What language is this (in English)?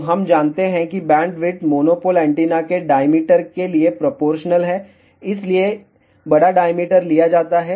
Hindi